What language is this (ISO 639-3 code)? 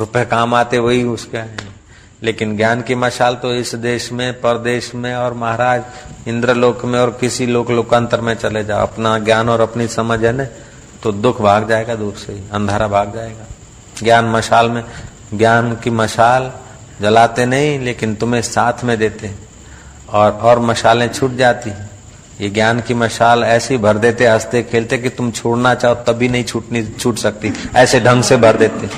hin